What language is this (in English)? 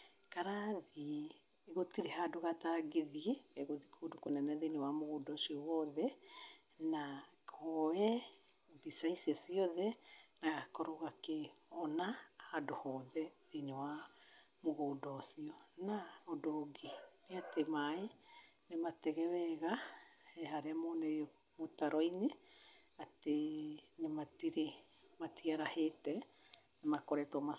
Kikuyu